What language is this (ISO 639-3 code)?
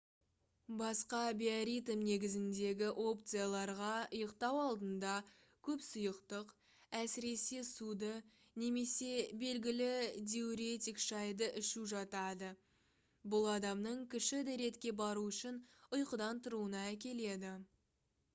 kaz